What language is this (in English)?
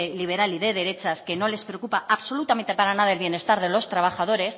Spanish